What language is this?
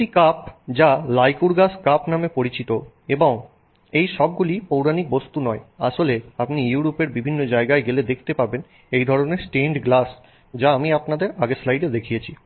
Bangla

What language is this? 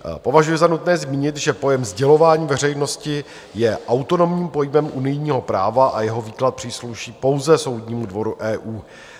Czech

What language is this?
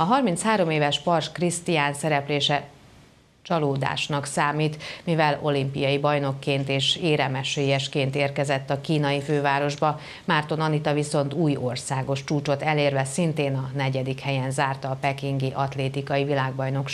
Hungarian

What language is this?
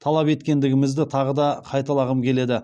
Kazakh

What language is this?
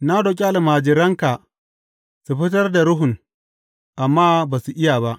Hausa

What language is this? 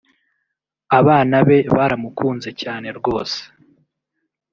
Kinyarwanda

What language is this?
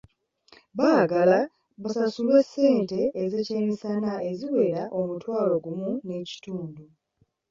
Ganda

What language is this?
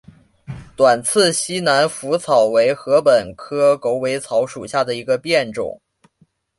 Chinese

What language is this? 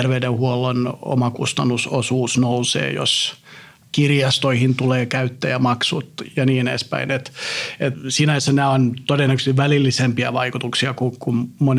Finnish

